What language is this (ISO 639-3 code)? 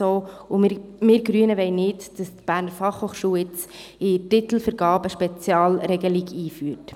gsw